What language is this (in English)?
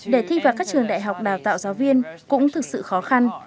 Vietnamese